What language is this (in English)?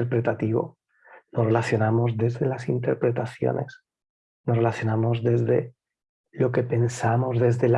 Spanish